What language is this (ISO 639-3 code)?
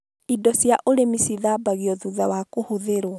kik